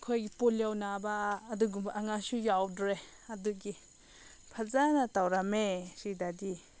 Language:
Manipuri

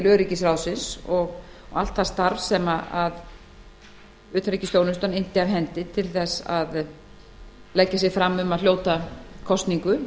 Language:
Icelandic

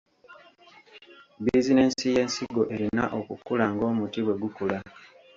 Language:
Ganda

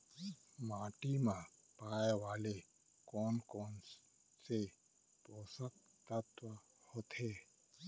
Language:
Chhattisgarhi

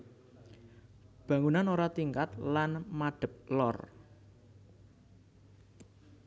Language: Javanese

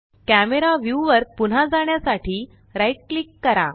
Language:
Marathi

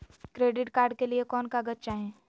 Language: Magahi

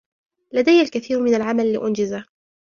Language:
Arabic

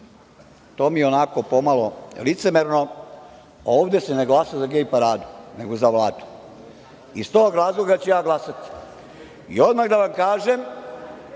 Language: Serbian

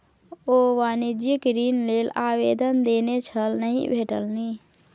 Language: Maithili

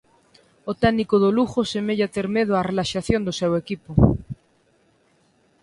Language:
Galician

